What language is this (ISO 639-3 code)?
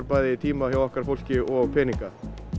isl